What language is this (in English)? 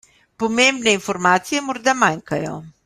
Slovenian